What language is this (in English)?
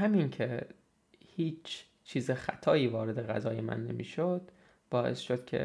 Persian